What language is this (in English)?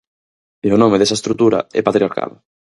Galician